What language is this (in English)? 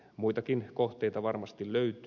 Finnish